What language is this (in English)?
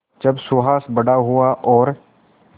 Hindi